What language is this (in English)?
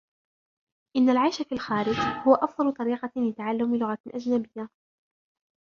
Arabic